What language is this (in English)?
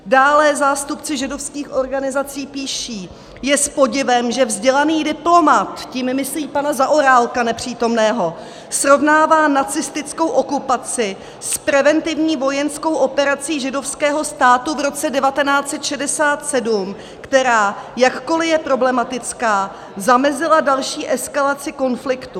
Czech